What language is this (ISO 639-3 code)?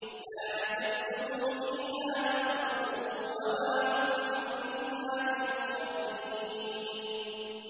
ara